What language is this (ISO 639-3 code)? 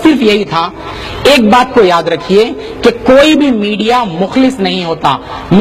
hin